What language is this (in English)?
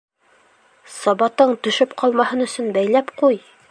Bashkir